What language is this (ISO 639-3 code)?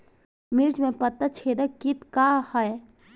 bho